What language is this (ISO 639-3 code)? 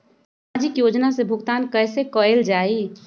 mag